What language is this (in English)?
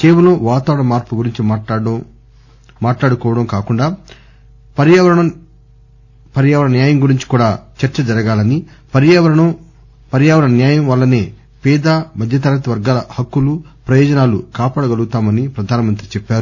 Telugu